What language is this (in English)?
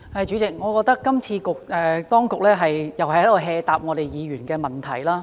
Cantonese